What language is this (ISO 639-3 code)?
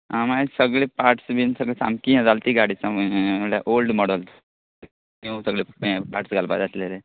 kok